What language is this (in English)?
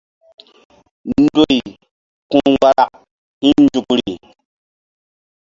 Mbum